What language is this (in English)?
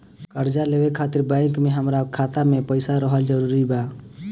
Bhojpuri